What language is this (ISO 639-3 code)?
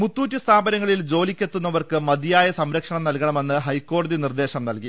mal